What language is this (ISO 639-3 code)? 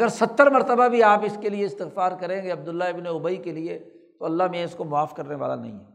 urd